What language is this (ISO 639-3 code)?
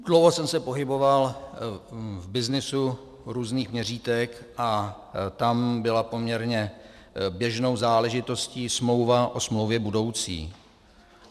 ces